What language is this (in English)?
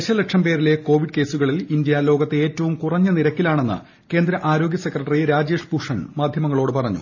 Malayalam